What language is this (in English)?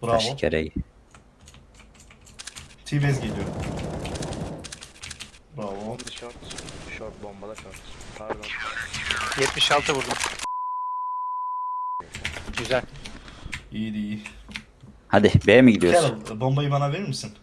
Turkish